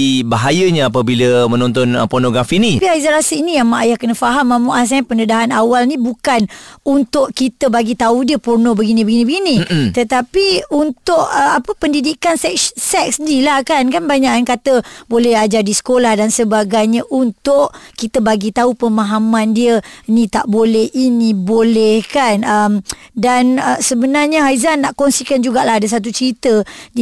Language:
Malay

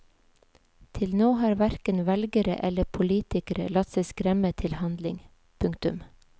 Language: Norwegian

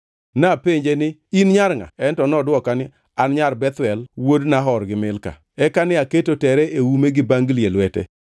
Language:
Luo (Kenya and Tanzania)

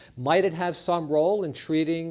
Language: English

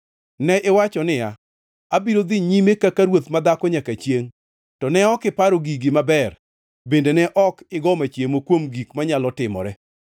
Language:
Luo (Kenya and Tanzania)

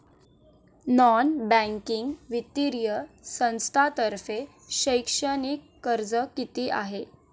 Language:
Marathi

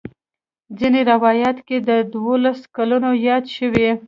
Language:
Pashto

